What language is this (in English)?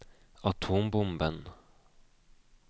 Norwegian